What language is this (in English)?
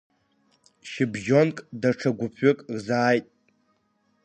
Abkhazian